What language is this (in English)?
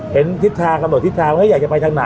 Thai